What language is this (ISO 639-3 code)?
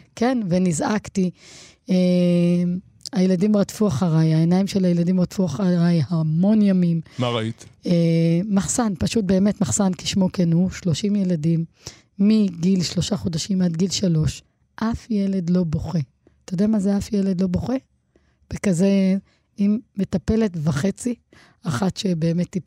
heb